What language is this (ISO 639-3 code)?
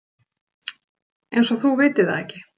isl